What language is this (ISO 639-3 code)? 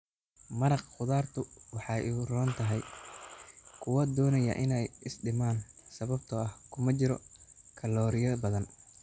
som